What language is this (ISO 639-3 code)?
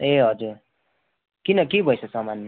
nep